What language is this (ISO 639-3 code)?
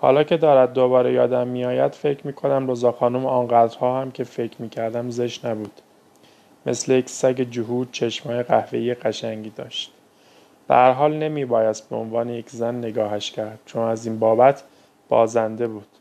fas